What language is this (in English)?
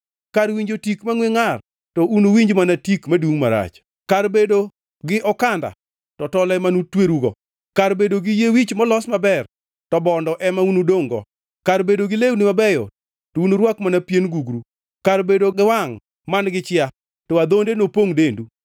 Luo (Kenya and Tanzania)